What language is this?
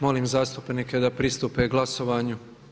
Croatian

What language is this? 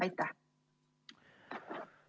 Estonian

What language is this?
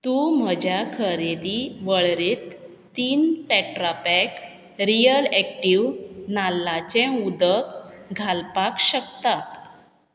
Konkani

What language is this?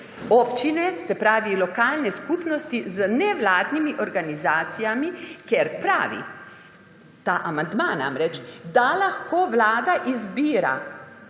Slovenian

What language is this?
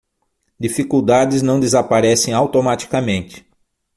Portuguese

